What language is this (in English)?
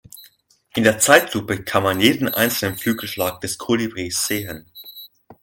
German